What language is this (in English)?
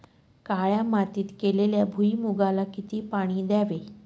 Marathi